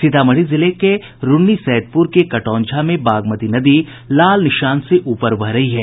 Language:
Hindi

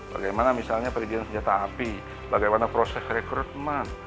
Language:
Indonesian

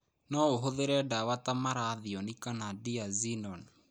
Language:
Kikuyu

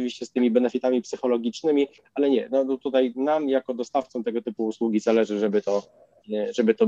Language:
Polish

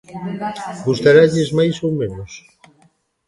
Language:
Galician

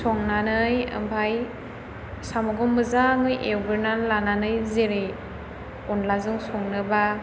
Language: Bodo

